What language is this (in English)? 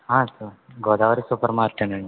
Telugu